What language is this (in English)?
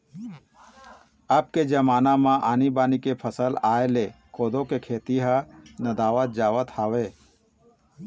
Chhattisgarhi